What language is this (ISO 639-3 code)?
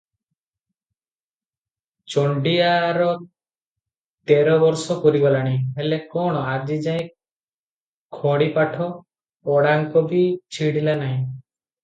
ori